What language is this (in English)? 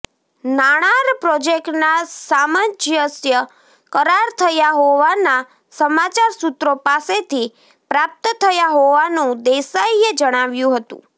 Gujarati